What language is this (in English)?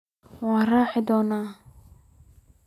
Somali